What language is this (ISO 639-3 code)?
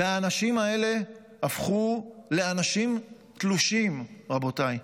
heb